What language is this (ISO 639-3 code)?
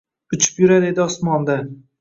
uzb